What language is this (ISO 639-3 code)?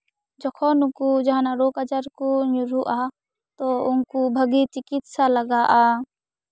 sat